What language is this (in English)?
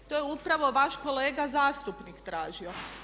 Croatian